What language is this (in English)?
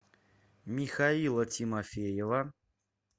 Russian